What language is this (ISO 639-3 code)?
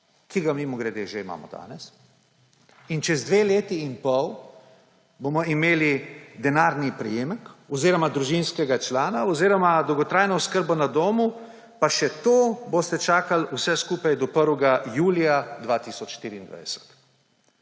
slv